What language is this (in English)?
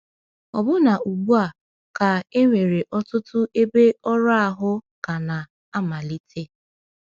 Igbo